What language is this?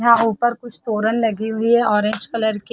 Hindi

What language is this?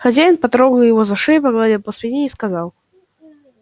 Russian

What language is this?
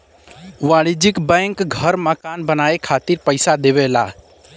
Bhojpuri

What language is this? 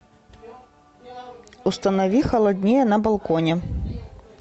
Russian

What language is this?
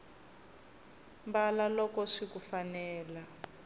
Tsonga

